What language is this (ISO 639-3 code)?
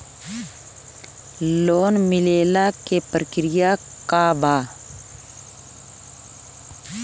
bho